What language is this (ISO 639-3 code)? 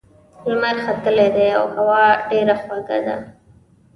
pus